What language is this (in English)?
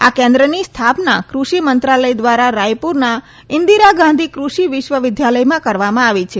Gujarati